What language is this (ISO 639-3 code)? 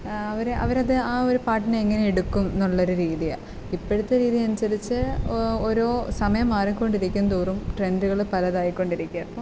mal